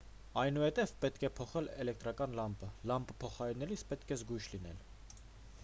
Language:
Armenian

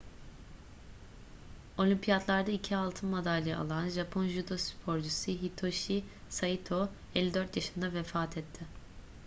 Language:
Turkish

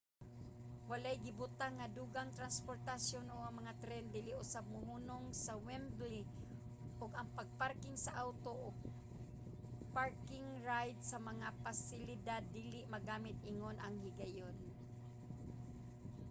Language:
Cebuano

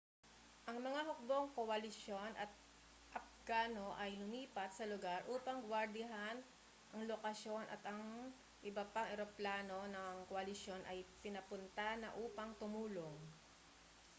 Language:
Filipino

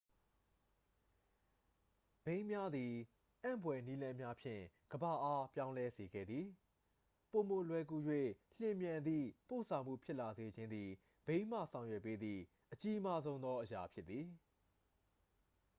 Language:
Burmese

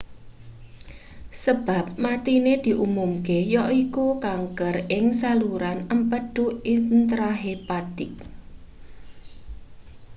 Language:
Javanese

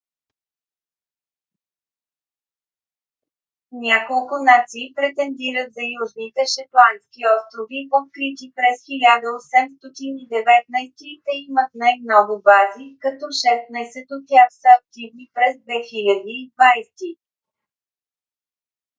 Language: Bulgarian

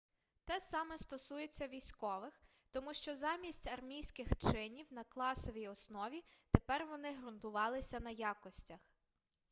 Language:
Ukrainian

